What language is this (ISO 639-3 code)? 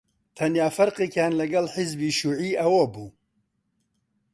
ckb